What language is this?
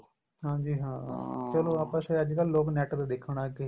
Punjabi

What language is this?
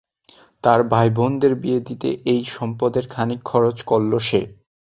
Bangla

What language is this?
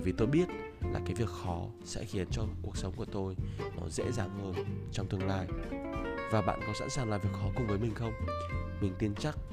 Vietnamese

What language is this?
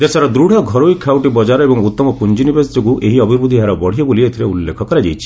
Odia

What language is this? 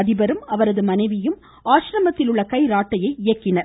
Tamil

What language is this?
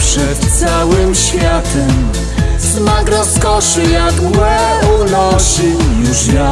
Polish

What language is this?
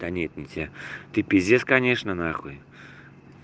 Russian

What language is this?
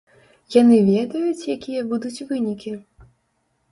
Belarusian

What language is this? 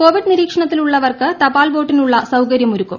Malayalam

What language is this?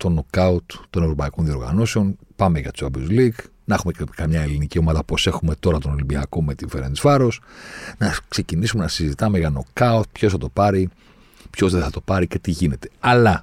Greek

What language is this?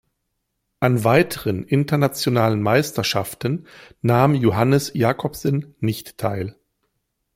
German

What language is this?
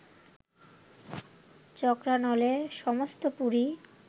Bangla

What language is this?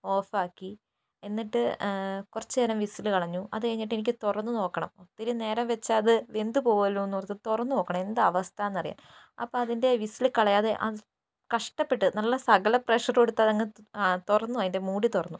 Malayalam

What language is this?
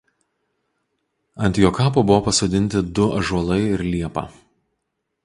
Lithuanian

